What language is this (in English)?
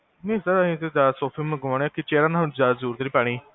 Punjabi